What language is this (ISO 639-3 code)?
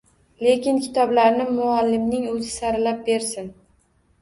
uzb